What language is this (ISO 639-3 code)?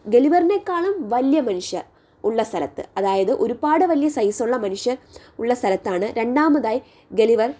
mal